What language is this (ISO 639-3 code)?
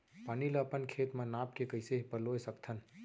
hne